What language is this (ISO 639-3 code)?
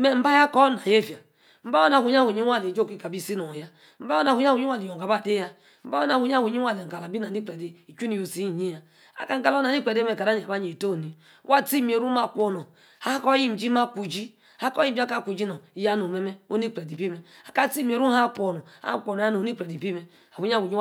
ekr